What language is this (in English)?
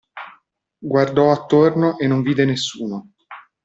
Italian